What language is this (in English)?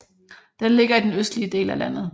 Danish